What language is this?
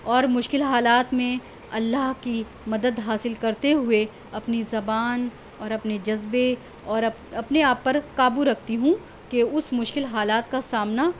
Urdu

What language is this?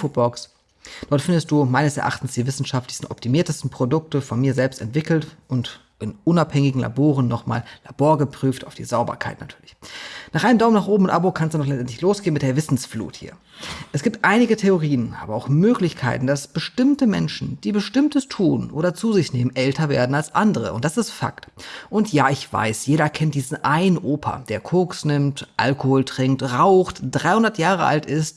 German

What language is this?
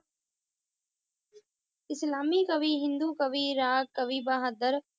Punjabi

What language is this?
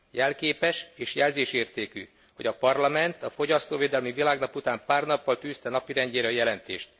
Hungarian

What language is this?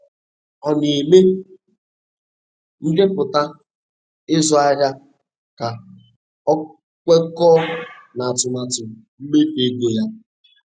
Igbo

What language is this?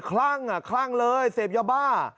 Thai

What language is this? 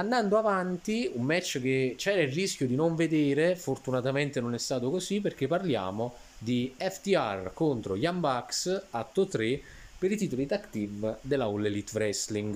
Italian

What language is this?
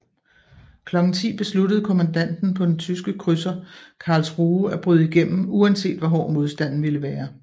Danish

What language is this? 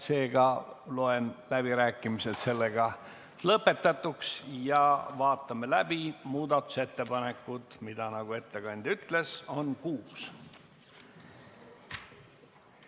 Estonian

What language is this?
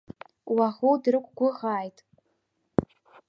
Abkhazian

